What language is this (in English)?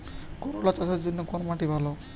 Bangla